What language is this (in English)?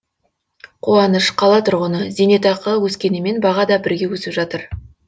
Kazakh